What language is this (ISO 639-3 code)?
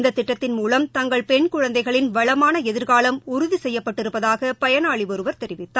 tam